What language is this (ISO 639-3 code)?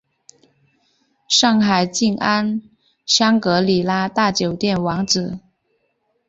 zho